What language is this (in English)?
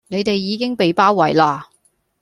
Cantonese